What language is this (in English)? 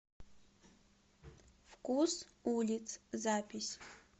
Russian